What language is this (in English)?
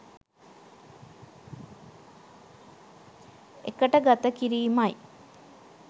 Sinhala